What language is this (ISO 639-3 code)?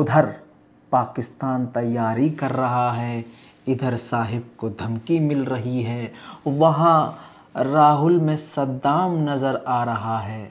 hin